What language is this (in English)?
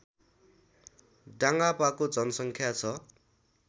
Nepali